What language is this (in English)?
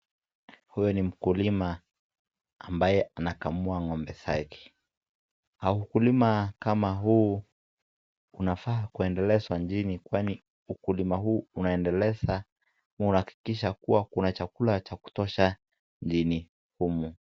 Swahili